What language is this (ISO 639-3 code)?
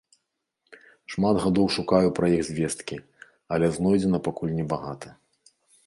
bel